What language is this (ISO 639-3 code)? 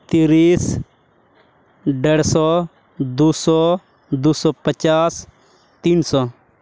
sat